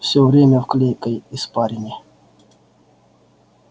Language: Russian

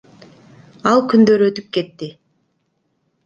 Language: Kyrgyz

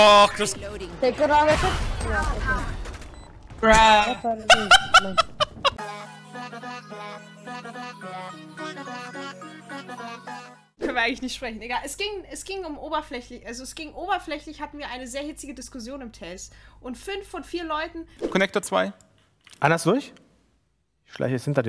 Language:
German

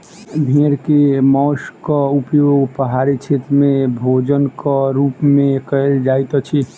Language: Maithili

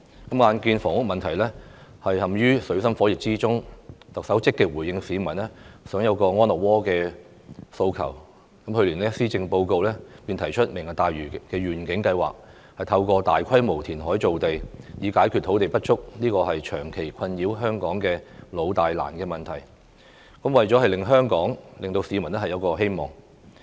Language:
Cantonese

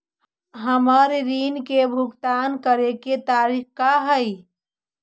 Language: Magahi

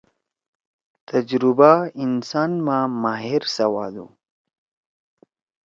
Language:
Torwali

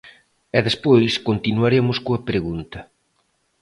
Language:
Galician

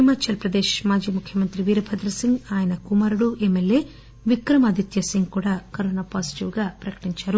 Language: Telugu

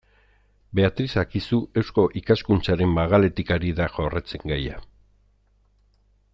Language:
Basque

